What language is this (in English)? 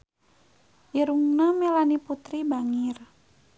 Sundanese